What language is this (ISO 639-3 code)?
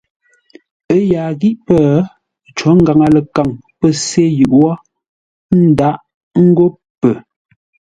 nla